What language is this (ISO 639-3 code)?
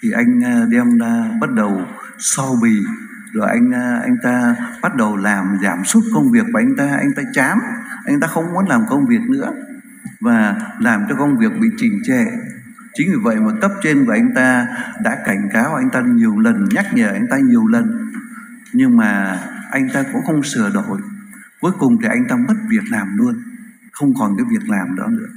vie